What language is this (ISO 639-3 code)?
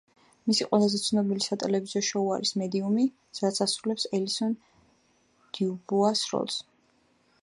kat